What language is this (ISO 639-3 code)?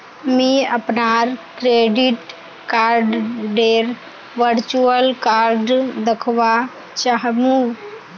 mag